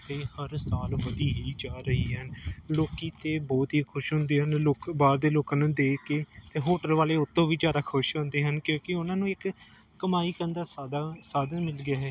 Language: Punjabi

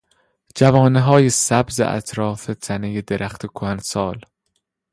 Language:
Persian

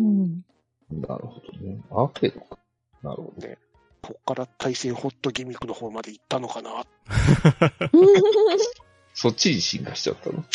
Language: Japanese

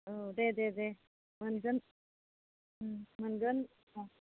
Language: Bodo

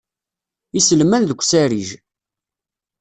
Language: Kabyle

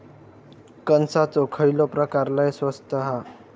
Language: Marathi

